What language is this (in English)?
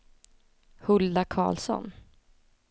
Swedish